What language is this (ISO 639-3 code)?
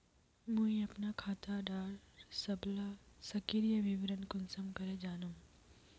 mag